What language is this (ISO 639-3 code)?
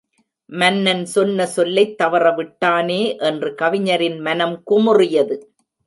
tam